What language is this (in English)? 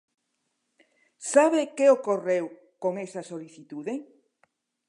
Galician